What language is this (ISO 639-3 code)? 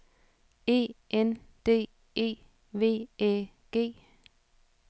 dan